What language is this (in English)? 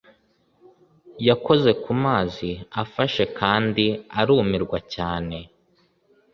Kinyarwanda